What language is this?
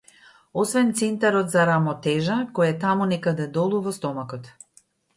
Macedonian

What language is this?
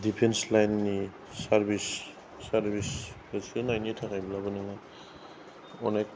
Bodo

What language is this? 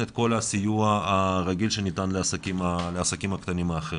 Hebrew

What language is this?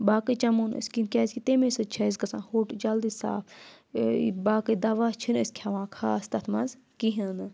Kashmiri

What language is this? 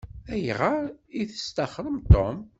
Kabyle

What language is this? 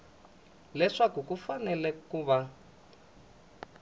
Tsonga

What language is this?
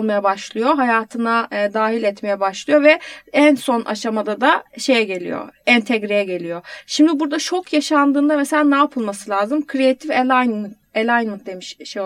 Turkish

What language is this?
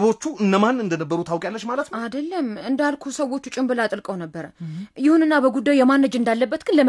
Amharic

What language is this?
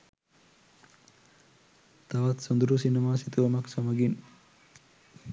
Sinhala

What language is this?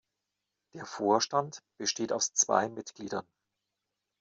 German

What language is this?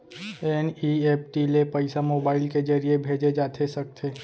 Chhattisgarhi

